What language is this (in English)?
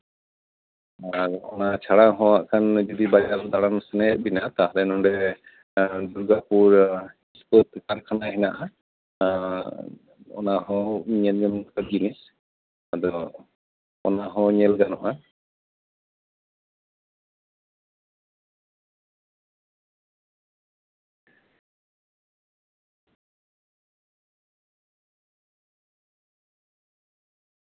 Santali